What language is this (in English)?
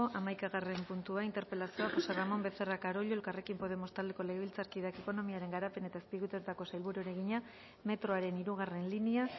Basque